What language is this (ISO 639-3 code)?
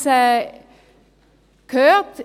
gsw